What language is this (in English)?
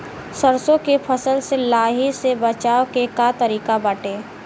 Bhojpuri